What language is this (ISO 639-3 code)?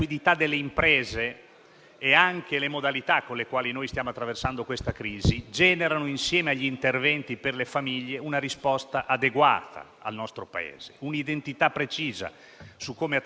ita